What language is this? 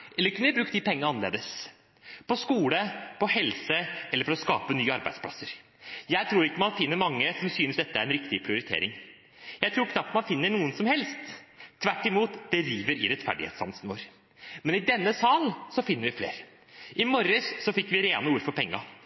Norwegian Bokmål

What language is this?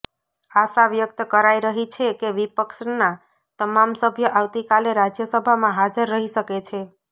Gujarati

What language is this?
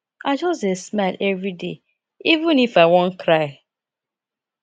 Nigerian Pidgin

